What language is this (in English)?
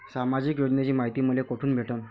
Marathi